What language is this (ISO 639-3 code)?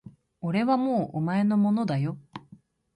jpn